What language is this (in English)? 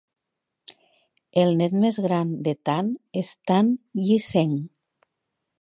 Catalan